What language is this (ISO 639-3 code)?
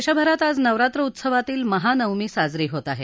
mar